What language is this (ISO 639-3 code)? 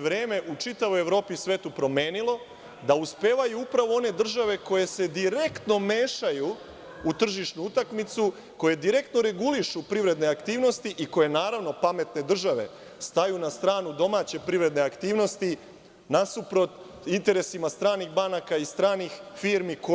srp